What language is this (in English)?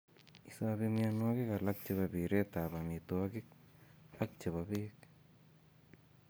Kalenjin